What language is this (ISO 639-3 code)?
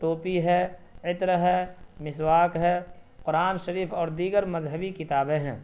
urd